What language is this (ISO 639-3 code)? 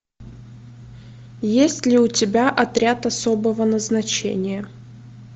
rus